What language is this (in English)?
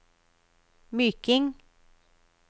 Norwegian